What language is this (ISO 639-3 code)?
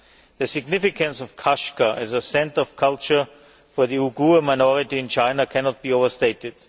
eng